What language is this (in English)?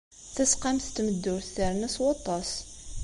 Kabyle